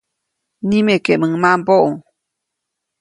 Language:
Copainalá Zoque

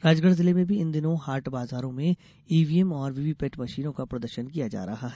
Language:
Hindi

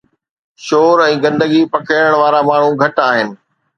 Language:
Sindhi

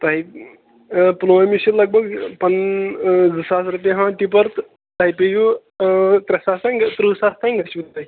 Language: Kashmiri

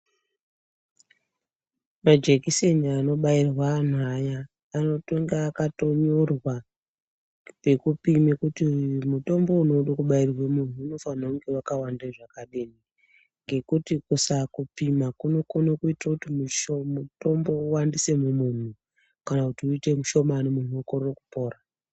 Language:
Ndau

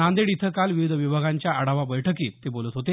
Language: Marathi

